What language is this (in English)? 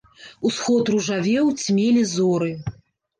Belarusian